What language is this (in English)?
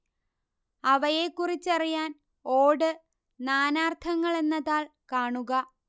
Malayalam